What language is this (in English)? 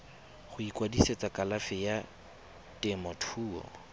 Tswana